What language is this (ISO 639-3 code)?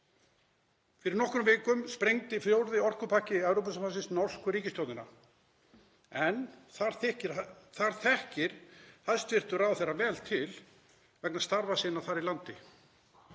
isl